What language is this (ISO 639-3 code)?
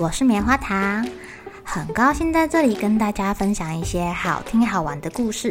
zho